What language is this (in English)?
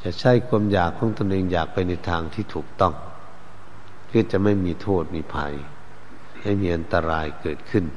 Thai